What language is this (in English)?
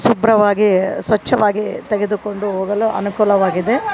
Kannada